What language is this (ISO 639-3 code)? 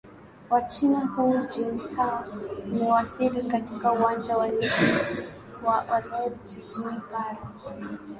swa